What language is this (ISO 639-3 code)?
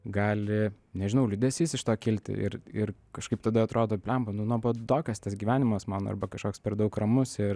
lit